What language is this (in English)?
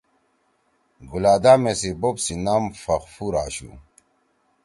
Torwali